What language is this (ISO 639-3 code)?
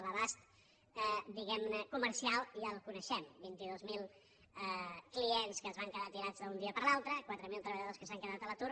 cat